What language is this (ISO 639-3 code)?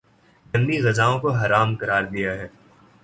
urd